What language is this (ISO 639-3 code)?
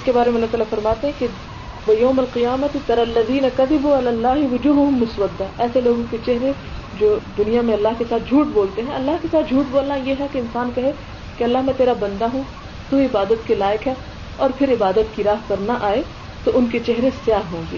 urd